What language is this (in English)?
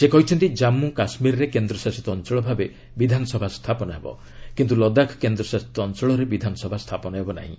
Odia